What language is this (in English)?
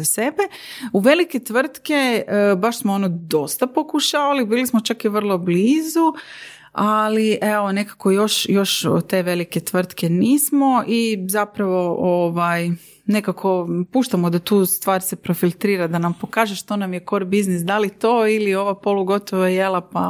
Croatian